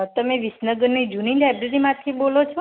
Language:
Gujarati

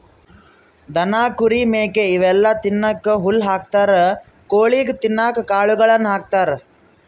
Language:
Kannada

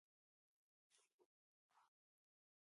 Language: Pashto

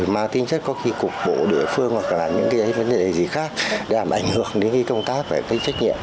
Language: Vietnamese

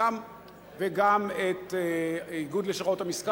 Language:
Hebrew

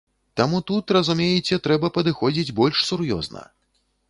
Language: Belarusian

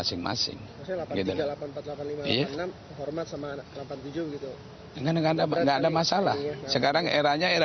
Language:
Indonesian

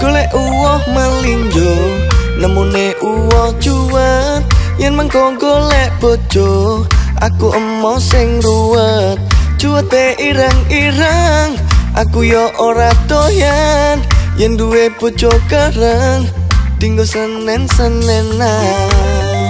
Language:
Indonesian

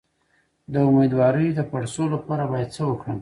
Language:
Pashto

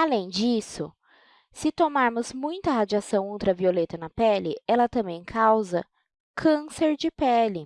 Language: Portuguese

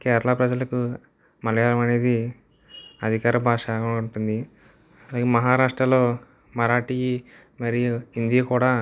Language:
Telugu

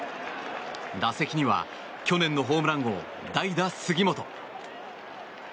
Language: Japanese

